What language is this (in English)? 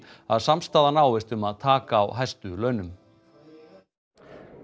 Icelandic